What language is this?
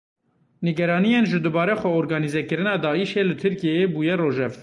Kurdish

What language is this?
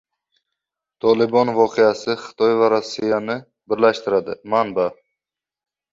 Uzbek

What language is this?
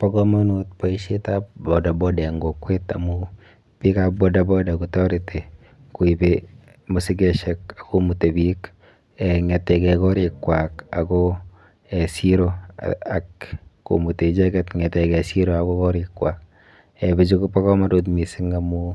Kalenjin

